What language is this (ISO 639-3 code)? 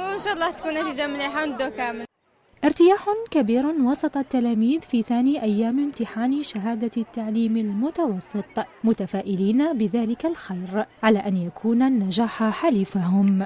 ara